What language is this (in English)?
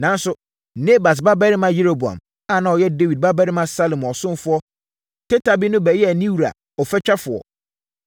Akan